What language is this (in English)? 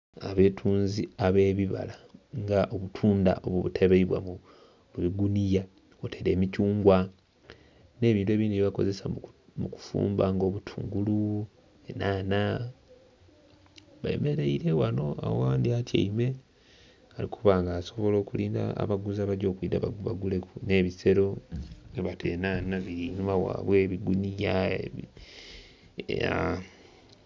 Soga